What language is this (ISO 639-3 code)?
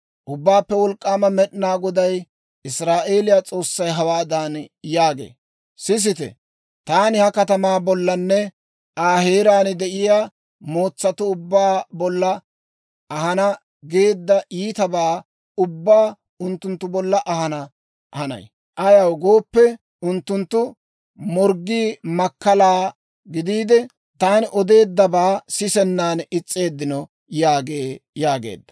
dwr